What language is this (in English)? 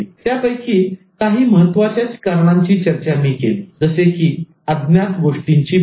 Marathi